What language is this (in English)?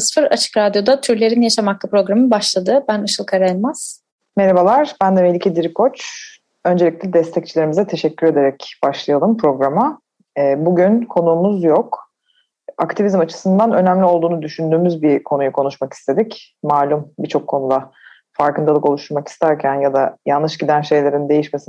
Turkish